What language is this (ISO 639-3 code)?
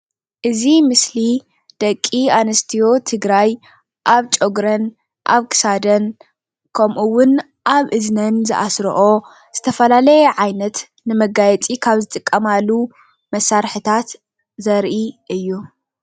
tir